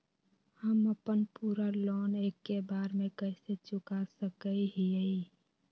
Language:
Magahi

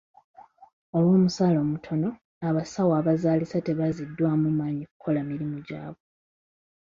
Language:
Ganda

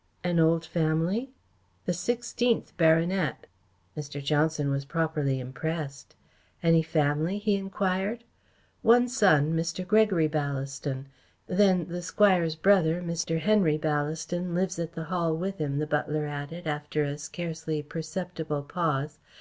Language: English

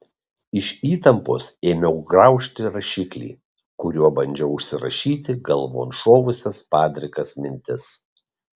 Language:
Lithuanian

